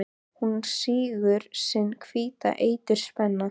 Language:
Icelandic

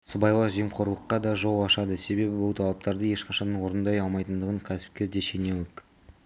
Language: Kazakh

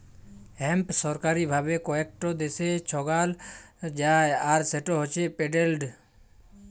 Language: Bangla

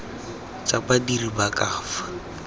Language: Tswana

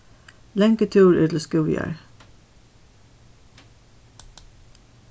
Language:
Faroese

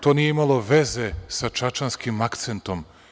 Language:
Serbian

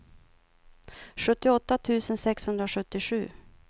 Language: Swedish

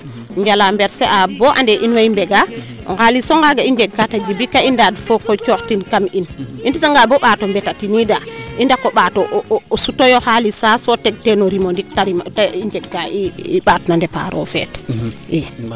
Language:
Serer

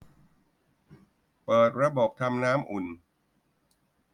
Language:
Thai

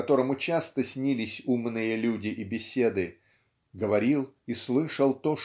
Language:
Russian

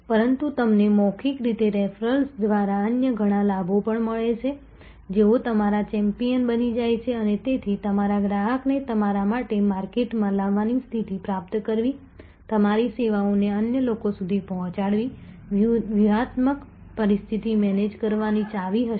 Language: Gujarati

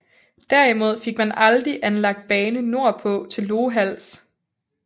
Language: Danish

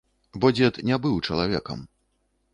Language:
Belarusian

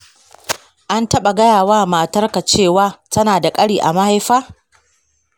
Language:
Hausa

